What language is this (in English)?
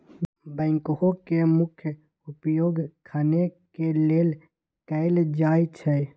Magahi